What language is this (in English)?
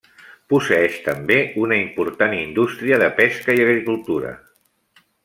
Catalan